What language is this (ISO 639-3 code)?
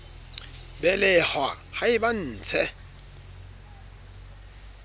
sot